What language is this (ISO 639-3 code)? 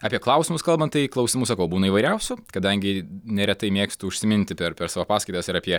lit